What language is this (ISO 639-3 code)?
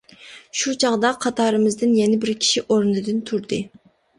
uig